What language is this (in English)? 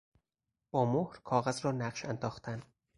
Persian